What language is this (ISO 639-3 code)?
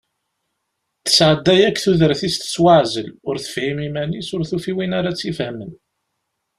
kab